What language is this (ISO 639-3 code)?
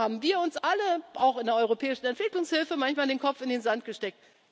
deu